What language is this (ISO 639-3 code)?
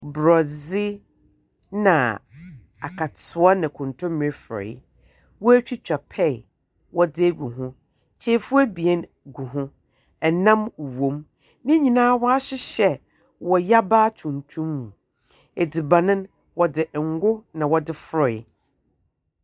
aka